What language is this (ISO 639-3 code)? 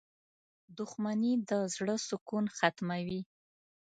pus